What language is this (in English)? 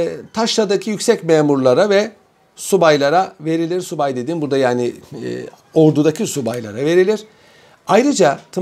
Turkish